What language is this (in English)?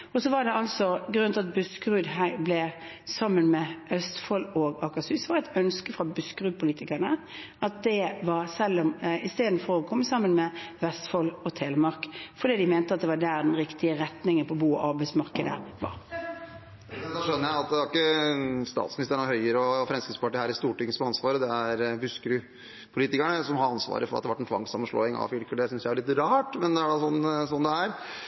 Norwegian